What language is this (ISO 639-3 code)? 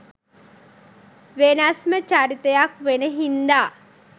sin